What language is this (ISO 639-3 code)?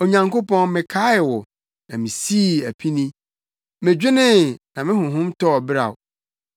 aka